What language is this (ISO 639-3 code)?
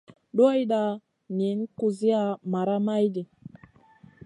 mcn